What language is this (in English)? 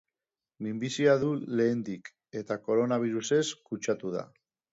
Basque